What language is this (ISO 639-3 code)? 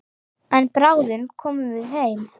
isl